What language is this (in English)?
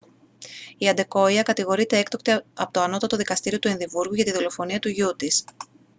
Greek